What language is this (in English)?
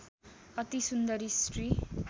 Nepali